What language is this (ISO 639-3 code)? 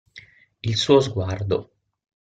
ita